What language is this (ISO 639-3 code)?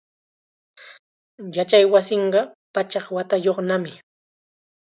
qxa